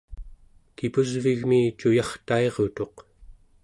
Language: Central Yupik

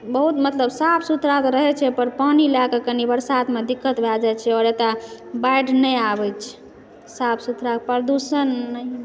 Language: Maithili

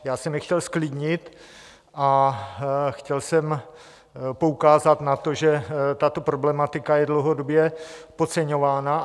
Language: Czech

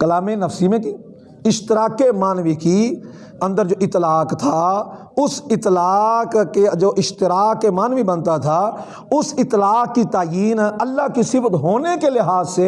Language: Urdu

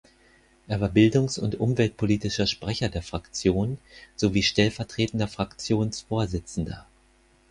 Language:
German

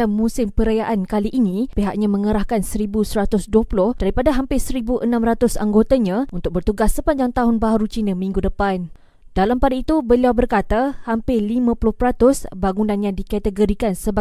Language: Malay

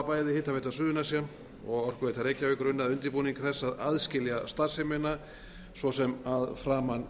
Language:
Icelandic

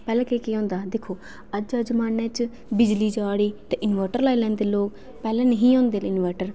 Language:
Dogri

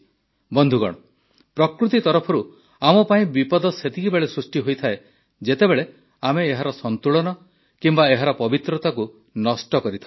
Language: Odia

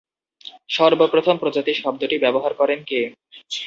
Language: Bangla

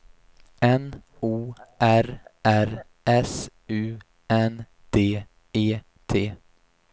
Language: Swedish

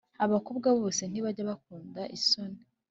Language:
Kinyarwanda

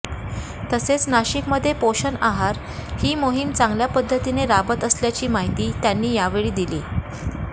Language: Marathi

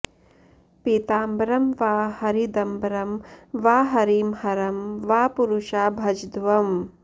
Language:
Sanskrit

